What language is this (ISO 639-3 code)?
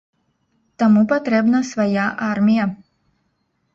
bel